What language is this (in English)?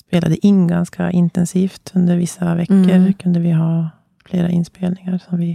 Swedish